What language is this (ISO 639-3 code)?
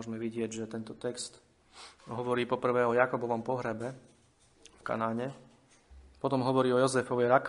slk